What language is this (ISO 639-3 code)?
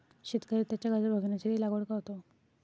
mar